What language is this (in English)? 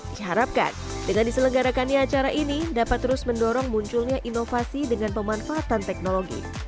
Indonesian